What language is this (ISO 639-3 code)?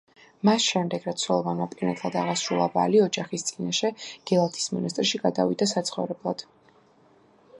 kat